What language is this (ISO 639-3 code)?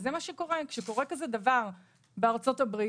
heb